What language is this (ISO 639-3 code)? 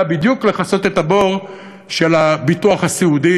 heb